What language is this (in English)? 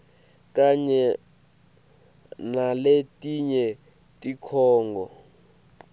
Swati